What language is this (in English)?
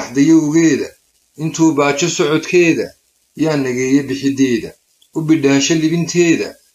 Arabic